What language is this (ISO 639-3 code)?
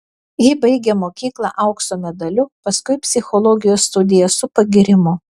lit